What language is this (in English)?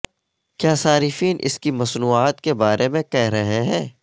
Urdu